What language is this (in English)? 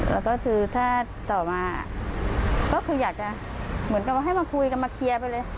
Thai